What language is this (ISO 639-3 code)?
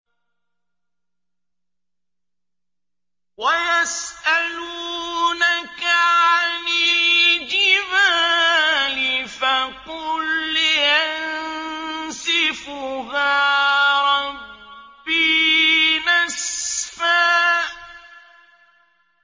ara